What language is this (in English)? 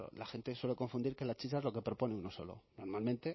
Spanish